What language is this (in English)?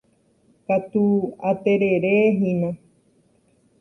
Guarani